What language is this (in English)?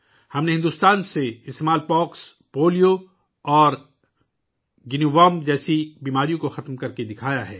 Urdu